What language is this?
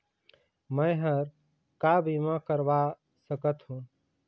Chhattisgarhi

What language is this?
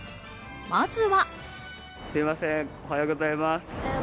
Japanese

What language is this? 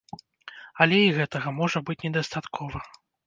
Belarusian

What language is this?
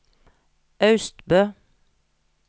Norwegian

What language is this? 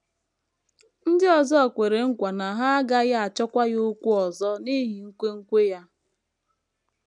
Igbo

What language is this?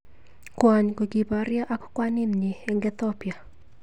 Kalenjin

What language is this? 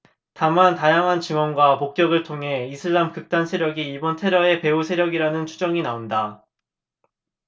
Korean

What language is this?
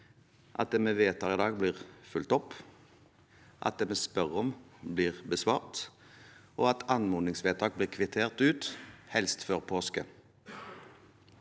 Norwegian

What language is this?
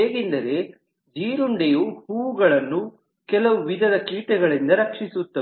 Kannada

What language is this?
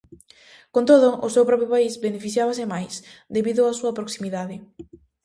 Galician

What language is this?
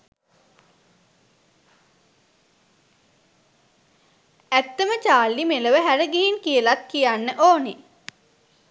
Sinhala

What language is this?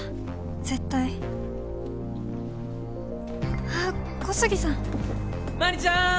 Japanese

